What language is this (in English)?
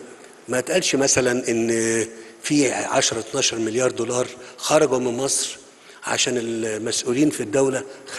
Arabic